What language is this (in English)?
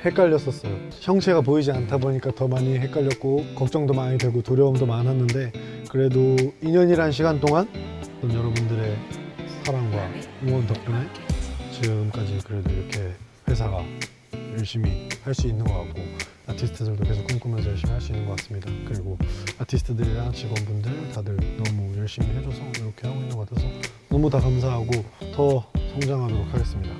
Korean